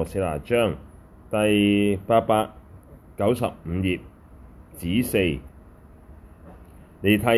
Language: Chinese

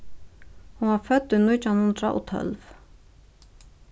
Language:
Faroese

